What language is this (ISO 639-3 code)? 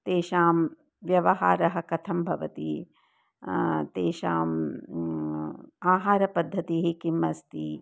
san